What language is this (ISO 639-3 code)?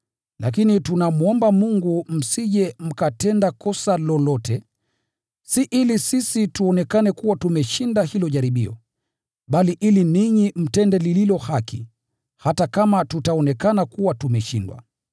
swa